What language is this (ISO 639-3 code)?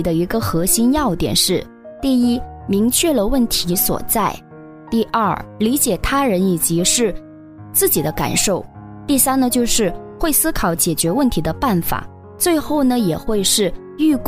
zho